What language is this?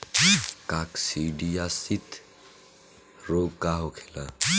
Bhojpuri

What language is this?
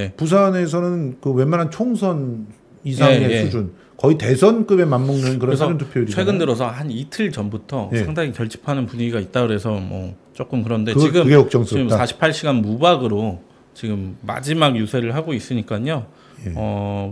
Korean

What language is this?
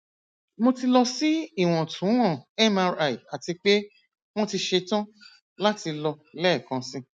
Yoruba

